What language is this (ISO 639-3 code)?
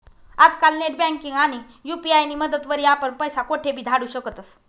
mar